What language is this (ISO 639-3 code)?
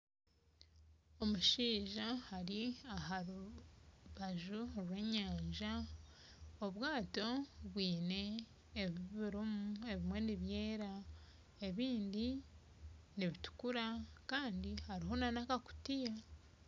nyn